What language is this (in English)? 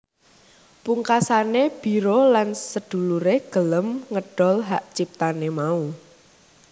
Javanese